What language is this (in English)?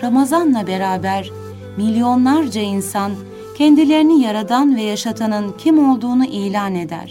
Turkish